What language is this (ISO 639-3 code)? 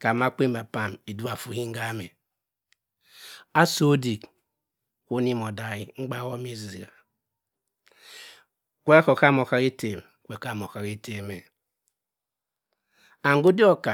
mfn